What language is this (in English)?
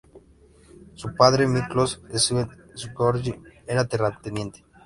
Spanish